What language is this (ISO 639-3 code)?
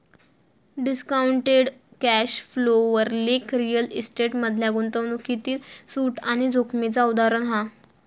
mar